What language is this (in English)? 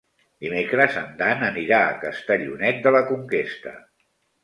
Catalan